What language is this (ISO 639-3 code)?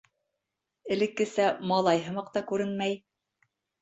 bak